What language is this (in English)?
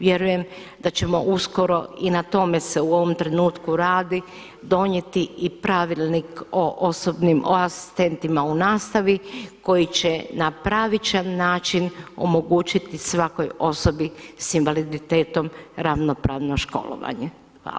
Croatian